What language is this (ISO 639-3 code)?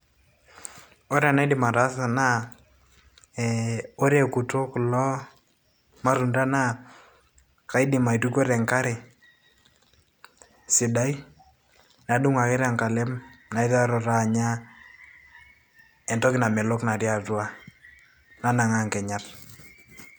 mas